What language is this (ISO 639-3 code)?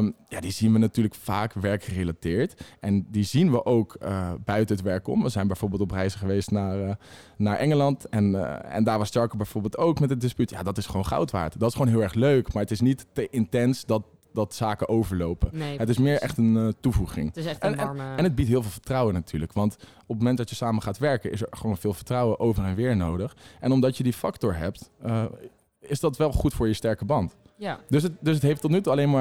nld